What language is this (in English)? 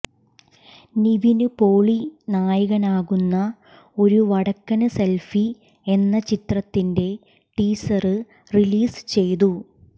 Malayalam